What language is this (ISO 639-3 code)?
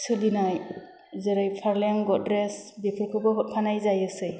brx